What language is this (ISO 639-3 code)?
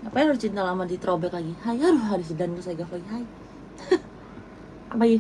ind